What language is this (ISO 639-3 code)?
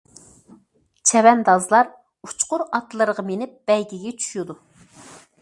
uig